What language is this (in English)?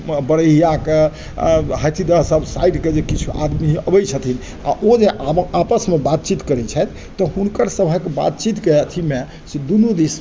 Maithili